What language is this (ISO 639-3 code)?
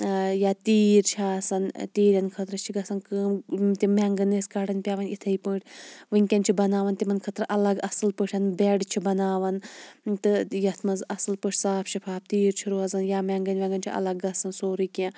kas